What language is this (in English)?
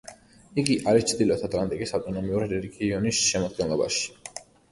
Georgian